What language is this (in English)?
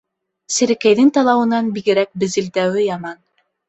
Bashkir